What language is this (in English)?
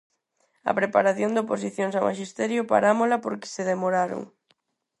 Galician